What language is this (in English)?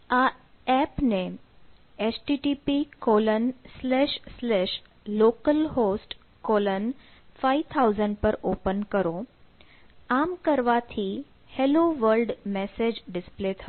Gujarati